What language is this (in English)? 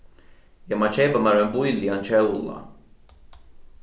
Faroese